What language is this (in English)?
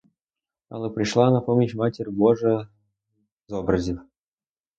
Ukrainian